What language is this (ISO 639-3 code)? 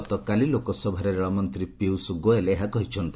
ori